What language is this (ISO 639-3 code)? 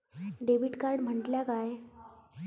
mar